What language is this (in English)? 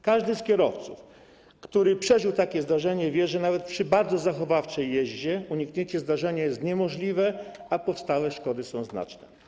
Polish